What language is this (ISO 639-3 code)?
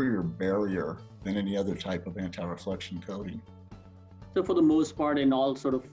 eng